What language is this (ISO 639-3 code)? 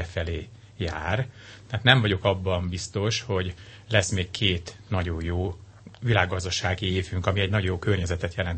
hun